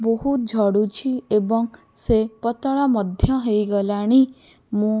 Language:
Odia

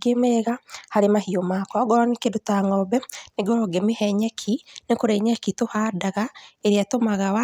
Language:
Kikuyu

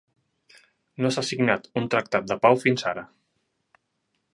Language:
Catalan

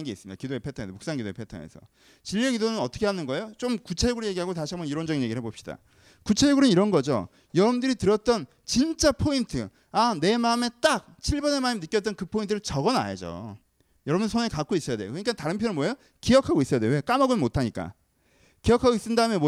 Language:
Korean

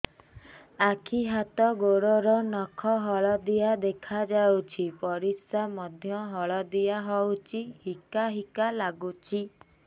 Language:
Odia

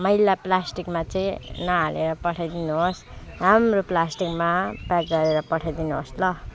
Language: Nepali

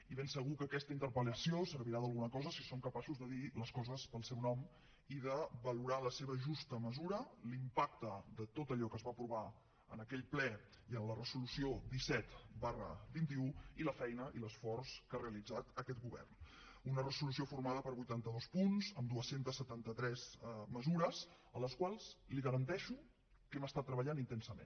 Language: Catalan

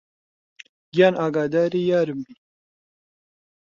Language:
Central Kurdish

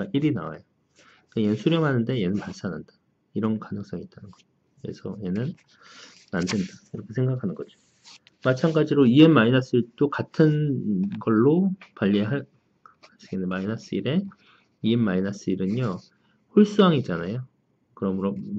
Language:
Korean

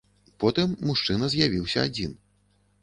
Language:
Belarusian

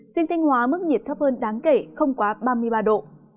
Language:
Vietnamese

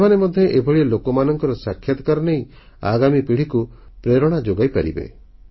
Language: Odia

